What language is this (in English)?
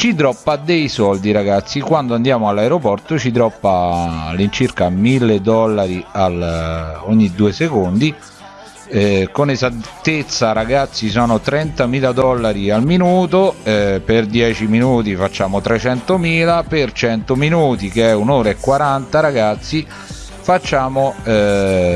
Italian